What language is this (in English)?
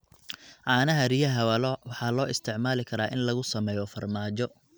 Somali